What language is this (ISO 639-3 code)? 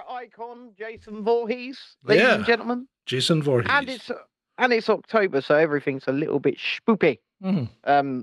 eng